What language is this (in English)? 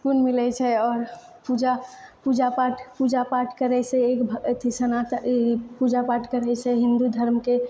Maithili